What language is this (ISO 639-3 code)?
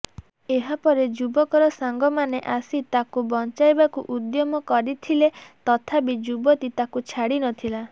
ori